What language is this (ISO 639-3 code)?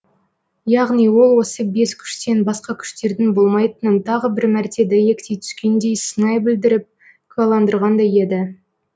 kaz